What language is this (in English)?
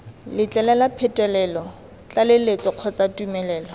Tswana